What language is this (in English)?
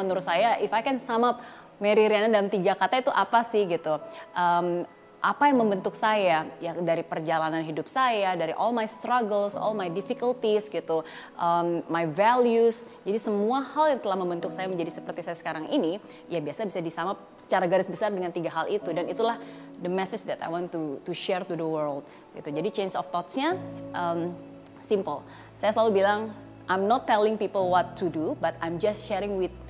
Indonesian